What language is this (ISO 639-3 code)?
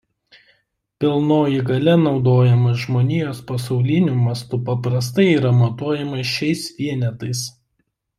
lit